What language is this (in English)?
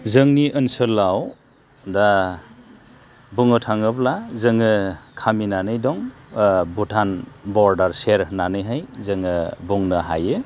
Bodo